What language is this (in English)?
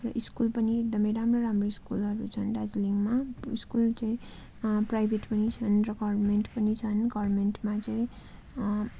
Nepali